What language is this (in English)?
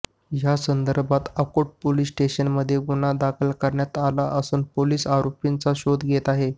Marathi